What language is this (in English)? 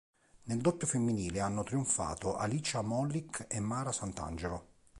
Italian